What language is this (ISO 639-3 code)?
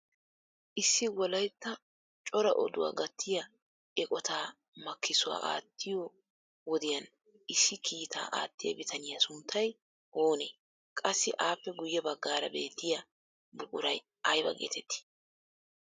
wal